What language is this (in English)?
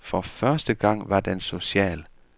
Danish